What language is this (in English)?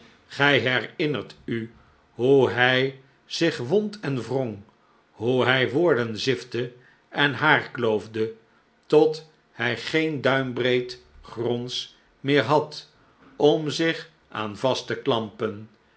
Dutch